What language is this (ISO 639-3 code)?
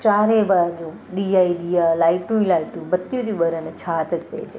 snd